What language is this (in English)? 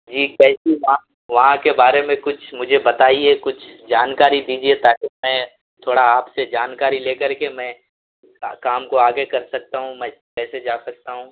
Urdu